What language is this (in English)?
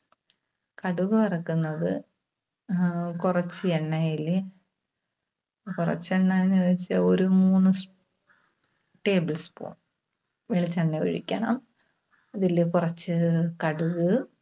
Malayalam